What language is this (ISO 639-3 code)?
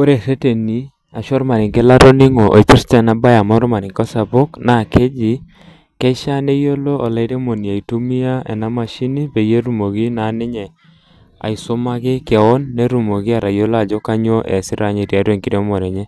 mas